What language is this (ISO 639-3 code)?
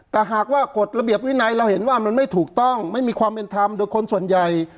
tha